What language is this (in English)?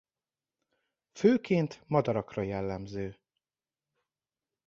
Hungarian